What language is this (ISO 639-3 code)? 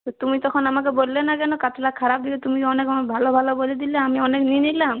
ben